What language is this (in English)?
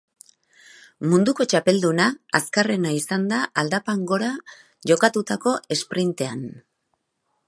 Basque